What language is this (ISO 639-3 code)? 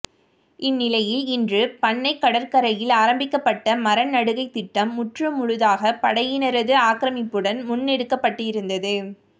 tam